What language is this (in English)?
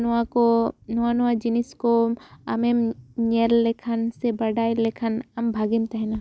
Santali